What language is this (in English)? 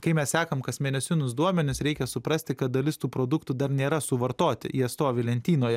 Lithuanian